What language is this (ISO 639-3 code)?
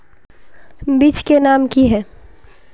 mag